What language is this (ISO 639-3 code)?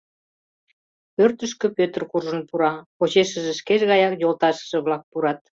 chm